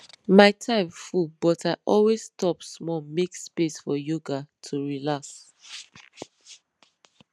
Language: Nigerian Pidgin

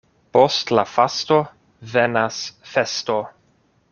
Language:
Esperanto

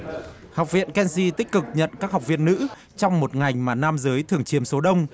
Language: Vietnamese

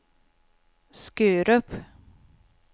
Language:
Swedish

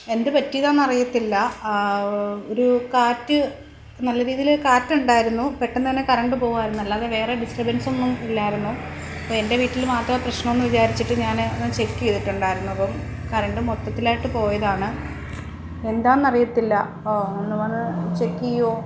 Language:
Malayalam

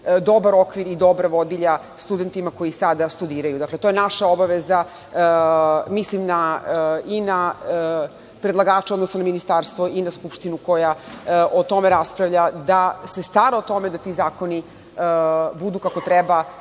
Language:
Serbian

